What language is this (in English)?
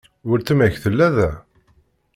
Kabyle